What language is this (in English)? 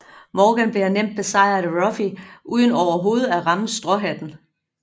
Danish